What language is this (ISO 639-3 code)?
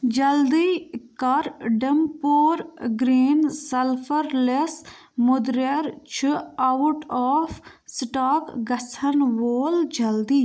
kas